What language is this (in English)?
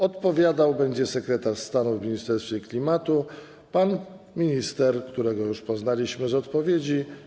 Polish